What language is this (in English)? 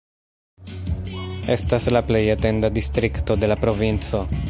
Esperanto